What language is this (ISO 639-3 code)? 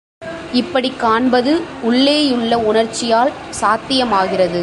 tam